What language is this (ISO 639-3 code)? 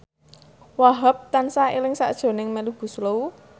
jav